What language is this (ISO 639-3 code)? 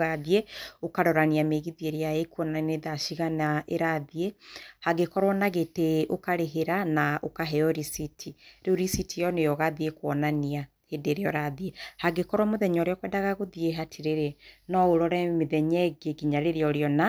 kik